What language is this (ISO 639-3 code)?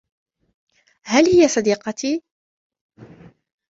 ara